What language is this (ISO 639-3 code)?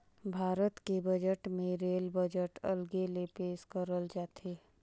hne